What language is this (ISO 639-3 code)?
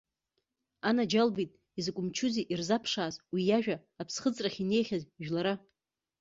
abk